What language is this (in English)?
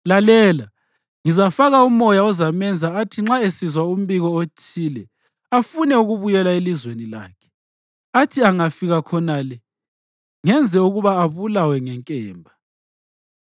North Ndebele